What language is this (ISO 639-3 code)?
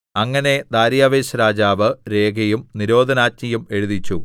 mal